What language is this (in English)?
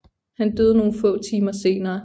Danish